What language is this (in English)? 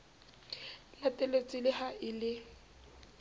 Southern Sotho